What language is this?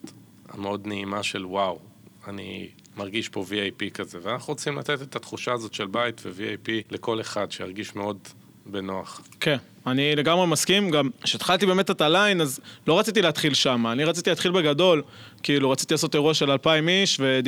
Hebrew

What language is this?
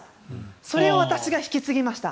Japanese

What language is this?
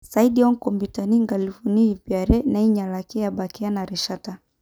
Masai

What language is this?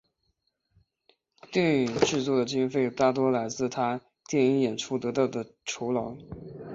Chinese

